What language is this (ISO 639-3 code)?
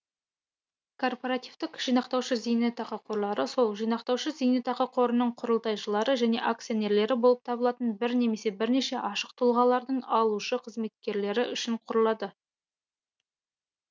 kaz